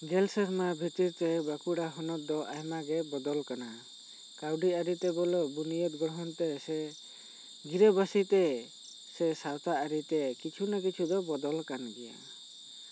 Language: Santali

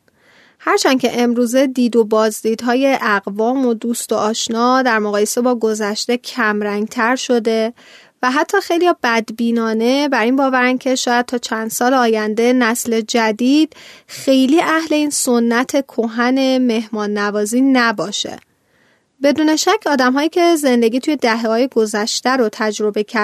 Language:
Persian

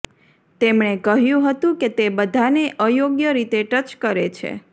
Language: Gujarati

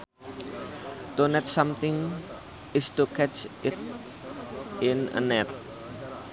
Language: Sundanese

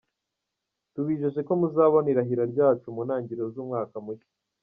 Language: Kinyarwanda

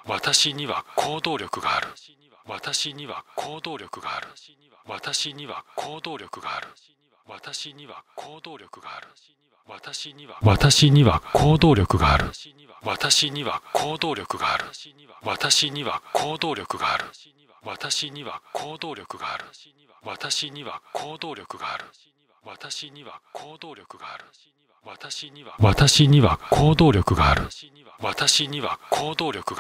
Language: Japanese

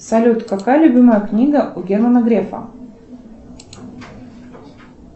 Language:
Russian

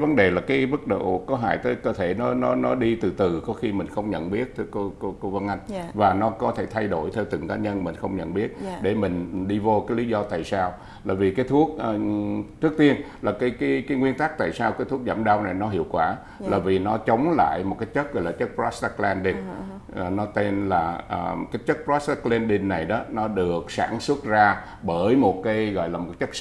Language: Vietnamese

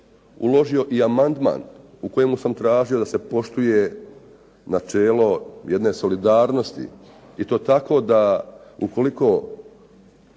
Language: Croatian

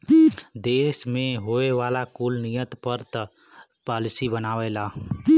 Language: Bhojpuri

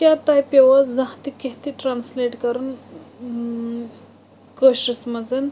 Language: Kashmiri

